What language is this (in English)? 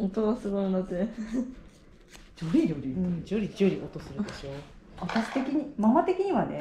Japanese